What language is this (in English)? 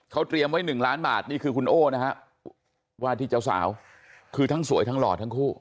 Thai